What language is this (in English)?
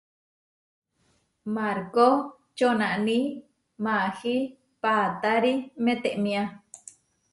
Huarijio